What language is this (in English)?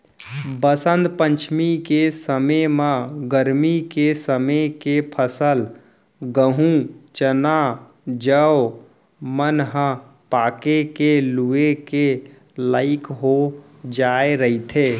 Chhattisgarhi